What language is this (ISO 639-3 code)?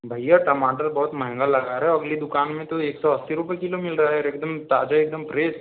hin